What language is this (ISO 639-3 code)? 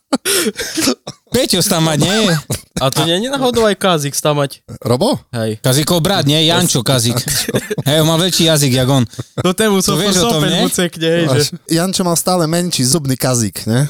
slk